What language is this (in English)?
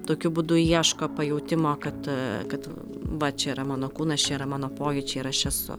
Lithuanian